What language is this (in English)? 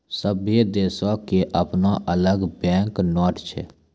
Maithili